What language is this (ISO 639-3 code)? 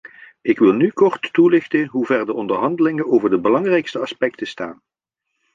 nld